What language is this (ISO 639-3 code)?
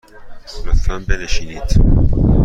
fas